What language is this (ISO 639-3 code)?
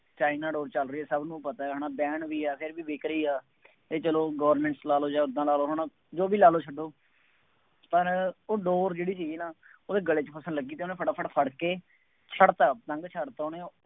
pan